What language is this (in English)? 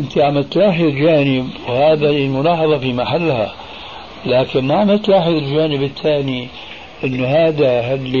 Arabic